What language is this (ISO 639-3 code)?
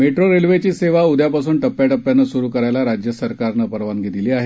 mar